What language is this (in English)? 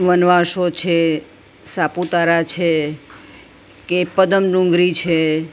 Gujarati